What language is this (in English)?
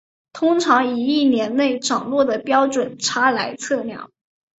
Chinese